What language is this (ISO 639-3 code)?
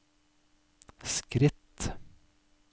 nor